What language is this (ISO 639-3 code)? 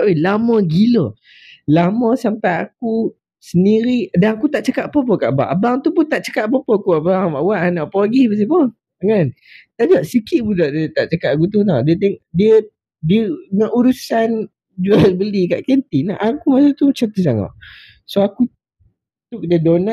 msa